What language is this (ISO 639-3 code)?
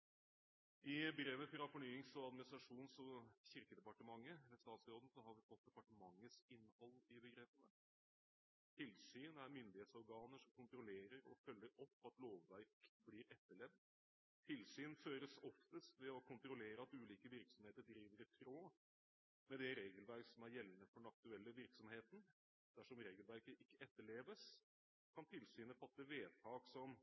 nob